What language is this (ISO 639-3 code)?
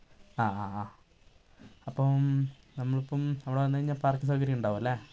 mal